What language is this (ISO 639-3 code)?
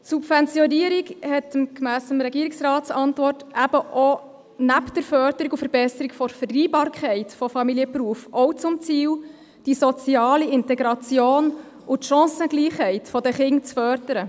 gsw